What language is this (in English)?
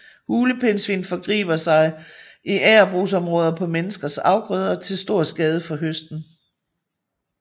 Danish